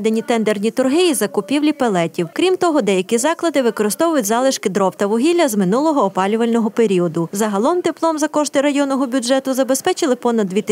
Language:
Ukrainian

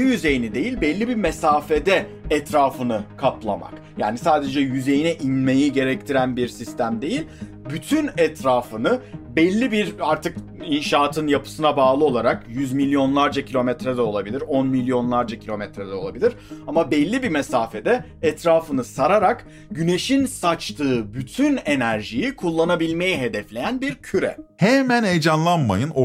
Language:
Turkish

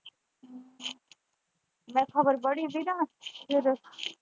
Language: Punjabi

